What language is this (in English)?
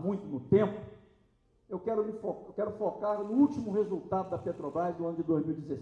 Portuguese